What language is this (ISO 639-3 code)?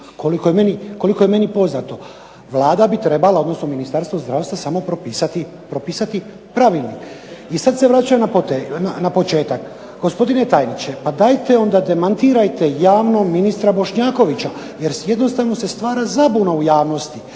hrv